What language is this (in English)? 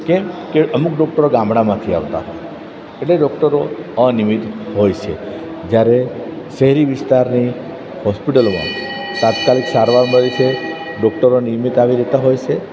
Gujarati